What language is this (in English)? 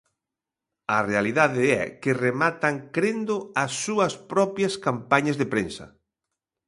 Galician